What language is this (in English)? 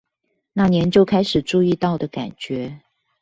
Chinese